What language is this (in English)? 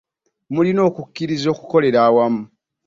Ganda